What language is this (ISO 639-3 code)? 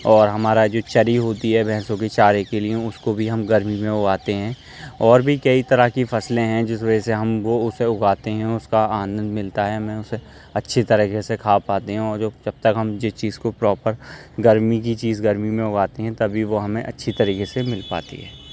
urd